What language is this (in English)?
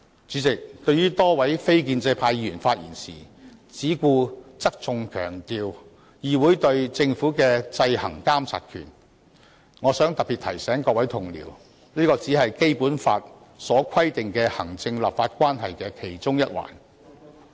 Cantonese